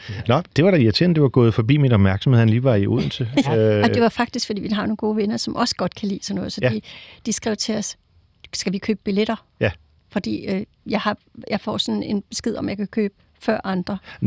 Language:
Danish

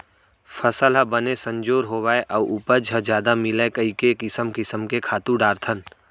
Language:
Chhattisgarhi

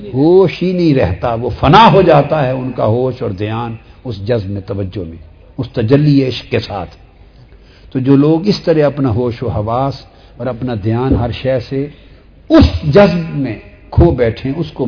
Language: Urdu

